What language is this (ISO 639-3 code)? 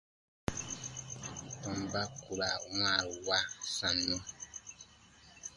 bba